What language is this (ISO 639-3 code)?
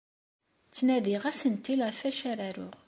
kab